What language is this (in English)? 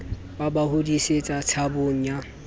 Southern Sotho